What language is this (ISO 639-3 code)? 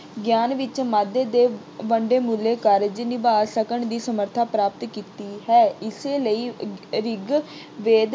pan